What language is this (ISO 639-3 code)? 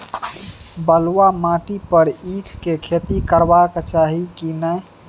mai